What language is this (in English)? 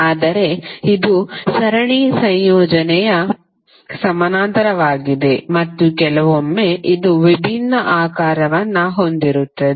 Kannada